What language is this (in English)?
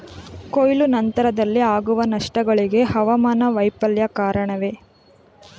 Kannada